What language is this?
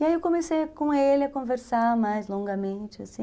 Portuguese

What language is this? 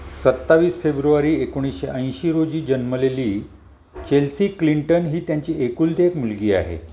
Marathi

